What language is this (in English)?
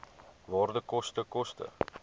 Afrikaans